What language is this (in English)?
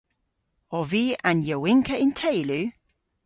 Cornish